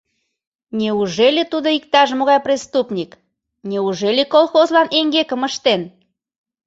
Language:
Mari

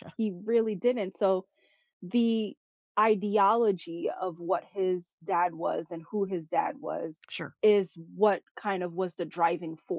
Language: English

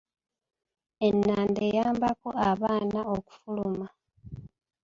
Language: Ganda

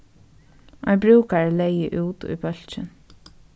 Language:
Faroese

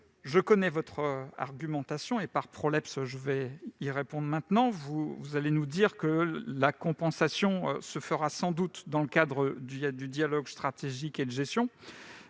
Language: French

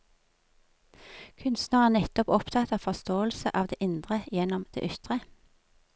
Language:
Norwegian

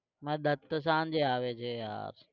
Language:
Gujarati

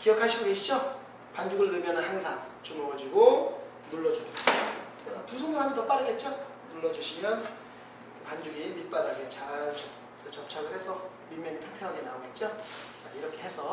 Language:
Korean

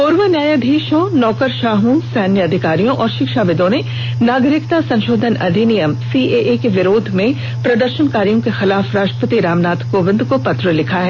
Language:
Hindi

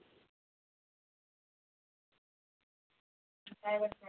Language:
Marathi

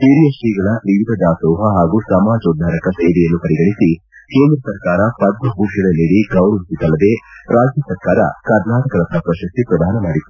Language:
Kannada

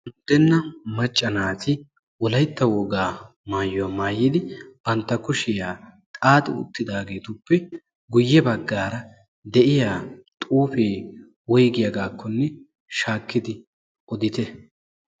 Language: Wolaytta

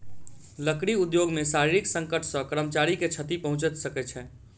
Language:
Maithili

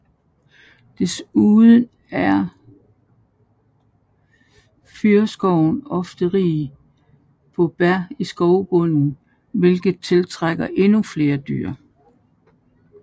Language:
Danish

